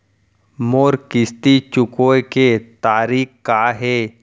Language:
Chhattisgarhi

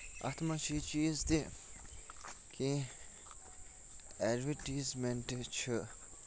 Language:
Kashmiri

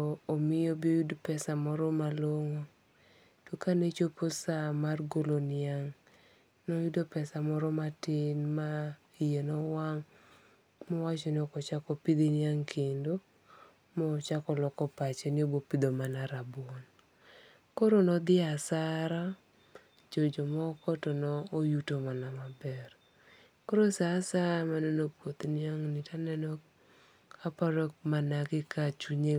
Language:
Luo (Kenya and Tanzania)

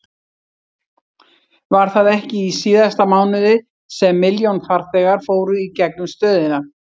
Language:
Icelandic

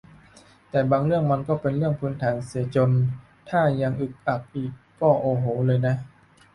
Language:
Thai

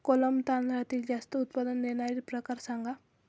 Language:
Marathi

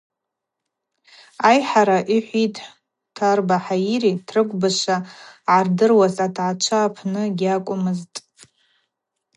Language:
Abaza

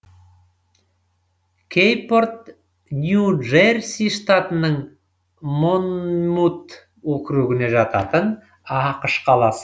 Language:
Kazakh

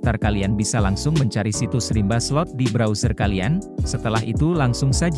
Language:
Indonesian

